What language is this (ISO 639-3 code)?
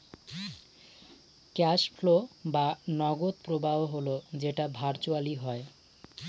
ben